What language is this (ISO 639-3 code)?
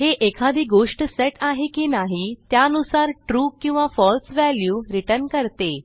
mar